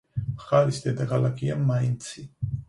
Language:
Georgian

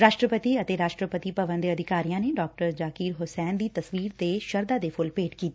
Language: Punjabi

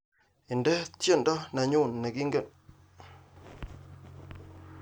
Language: Kalenjin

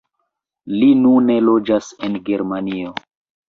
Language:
Esperanto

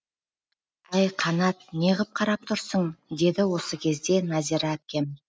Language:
Kazakh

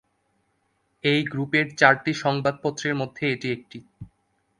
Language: Bangla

